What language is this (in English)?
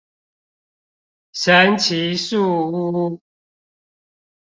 Chinese